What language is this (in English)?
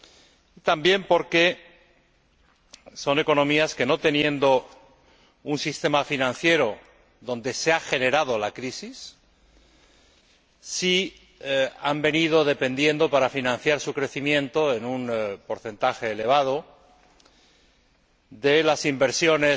Spanish